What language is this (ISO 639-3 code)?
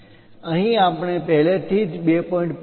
guj